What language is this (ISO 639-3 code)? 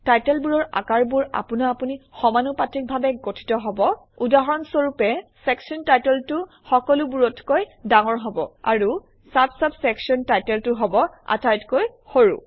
asm